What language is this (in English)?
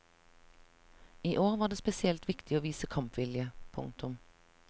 Norwegian